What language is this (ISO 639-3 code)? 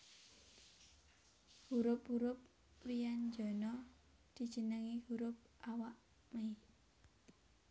jav